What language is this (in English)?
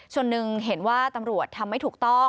Thai